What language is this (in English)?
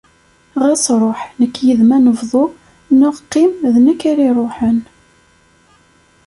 Kabyle